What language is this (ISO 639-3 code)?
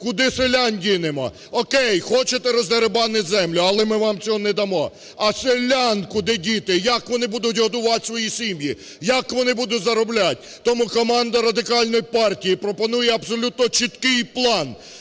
ukr